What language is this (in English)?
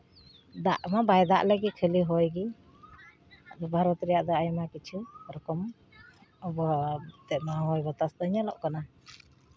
Santali